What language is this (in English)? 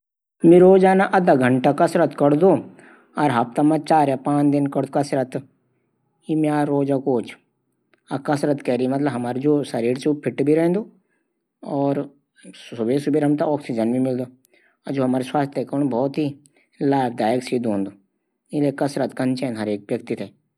Garhwali